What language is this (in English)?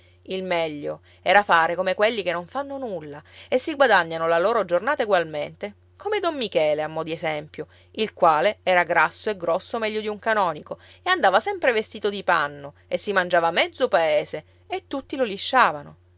Italian